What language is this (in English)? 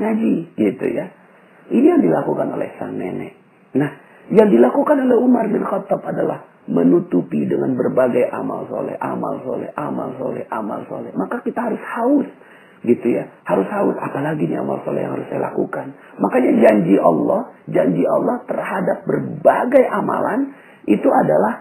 Indonesian